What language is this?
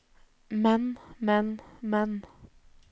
Norwegian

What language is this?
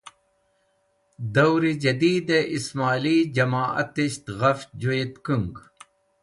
Wakhi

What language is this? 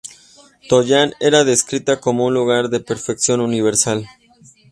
Spanish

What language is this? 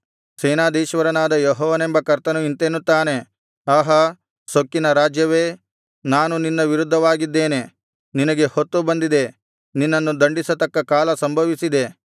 Kannada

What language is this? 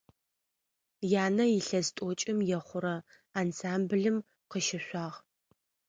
Adyghe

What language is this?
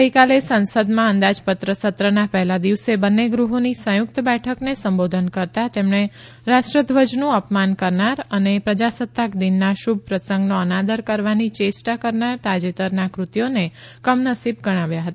Gujarati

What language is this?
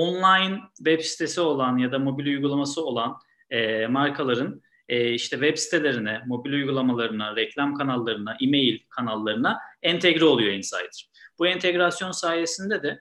Turkish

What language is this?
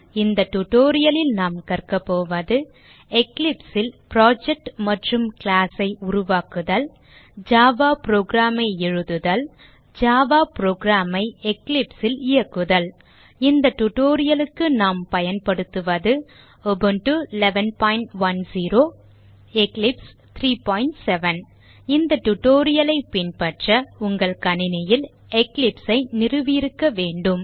Tamil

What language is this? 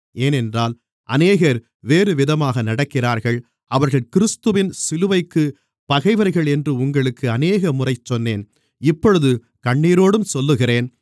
Tamil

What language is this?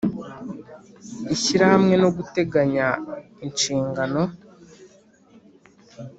Kinyarwanda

